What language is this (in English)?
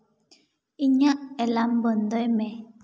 Santali